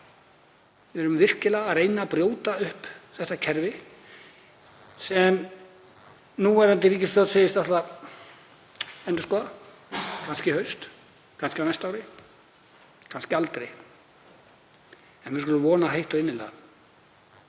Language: Icelandic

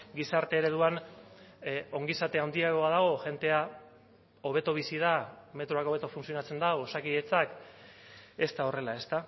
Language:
Basque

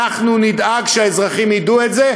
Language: Hebrew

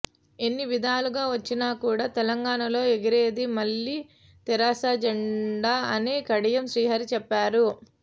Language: Telugu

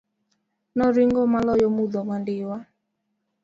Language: Luo (Kenya and Tanzania)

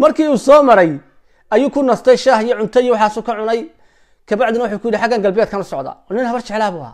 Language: Arabic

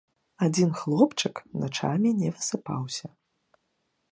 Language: Belarusian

